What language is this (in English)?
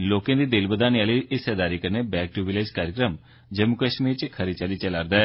Dogri